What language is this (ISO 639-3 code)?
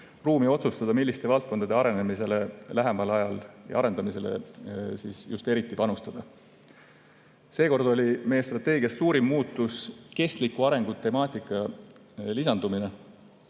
est